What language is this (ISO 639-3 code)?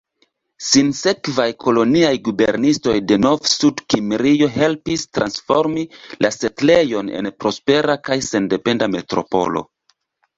epo